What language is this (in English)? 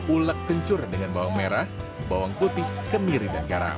Indonesian